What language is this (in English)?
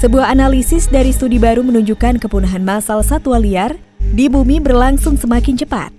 Indonesian